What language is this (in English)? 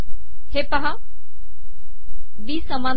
Marathi